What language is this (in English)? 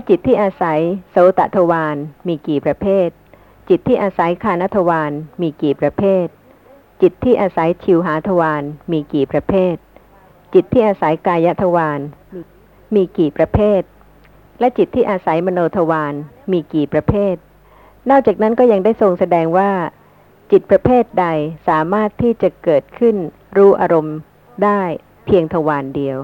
Thai